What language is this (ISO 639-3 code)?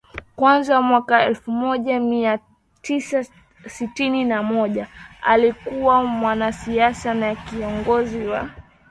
swa